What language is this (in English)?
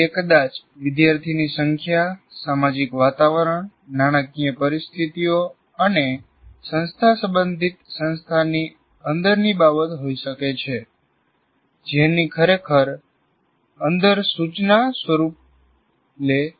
Gujarati